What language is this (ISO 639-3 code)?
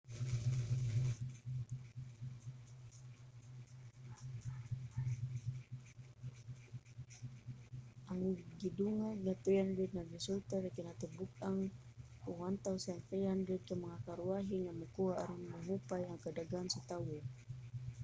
ceb